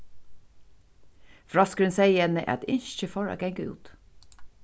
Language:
Faroese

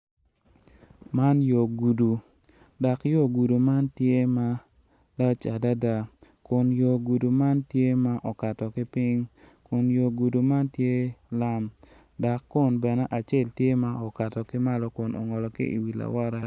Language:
Acoli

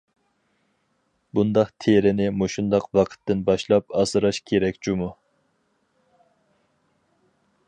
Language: Uyghur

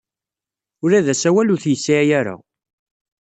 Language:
Kabyle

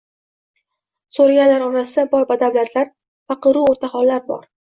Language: Uzbek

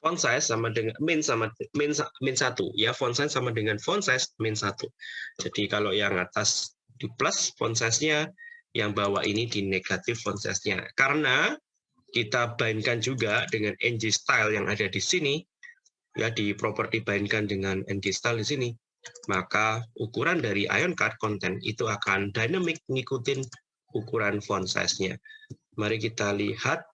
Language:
Indonesian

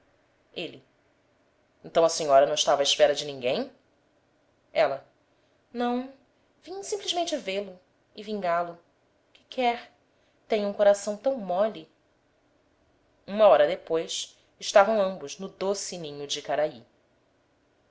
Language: Portuguese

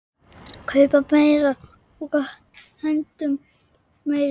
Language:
Icelandic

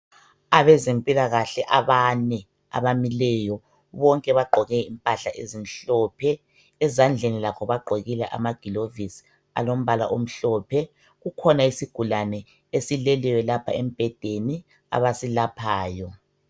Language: North Ndebele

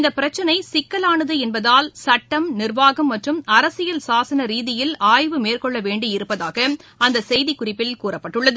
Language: Tamil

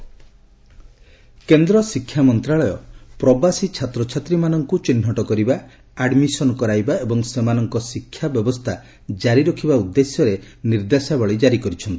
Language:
Odia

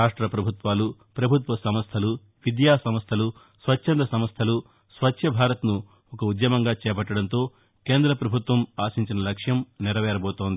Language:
Telugu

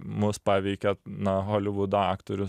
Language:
Lithuanian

